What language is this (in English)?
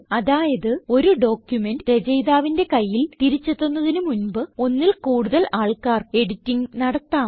Malayalam